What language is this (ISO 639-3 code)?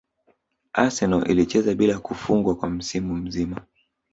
swa